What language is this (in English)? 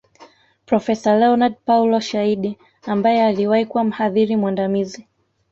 Swahili